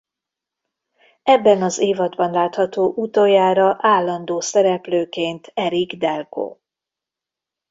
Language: Hungarian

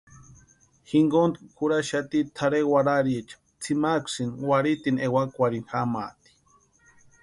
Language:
Western Highland Purepecha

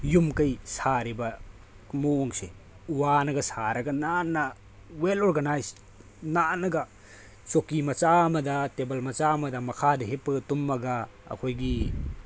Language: Manipuri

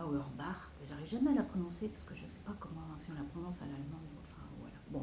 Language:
French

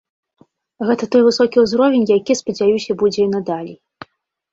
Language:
Belarusian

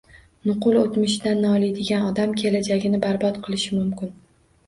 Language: Uzbek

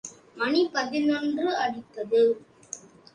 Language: Tamil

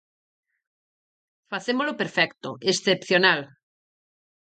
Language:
Galician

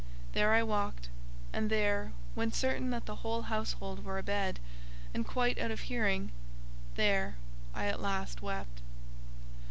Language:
English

